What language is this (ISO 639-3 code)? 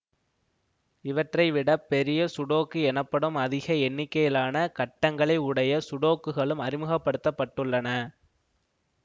tam